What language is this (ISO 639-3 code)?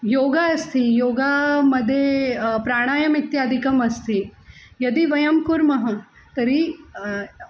san